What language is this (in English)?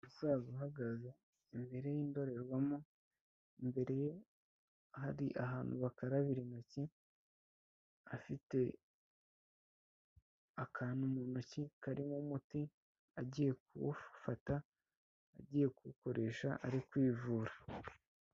Kinyarwanda